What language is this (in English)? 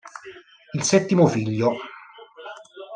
Italian